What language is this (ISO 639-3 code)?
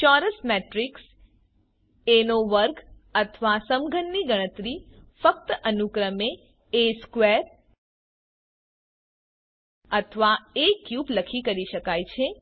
guj